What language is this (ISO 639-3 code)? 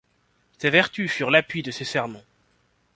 fra